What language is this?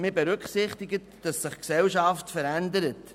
Swiss German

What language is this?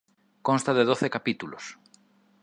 Galician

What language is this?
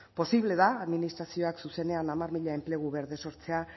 Basque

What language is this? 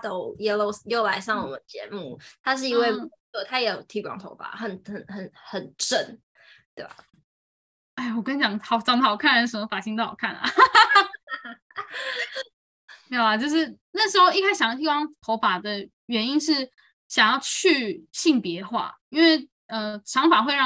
Chinese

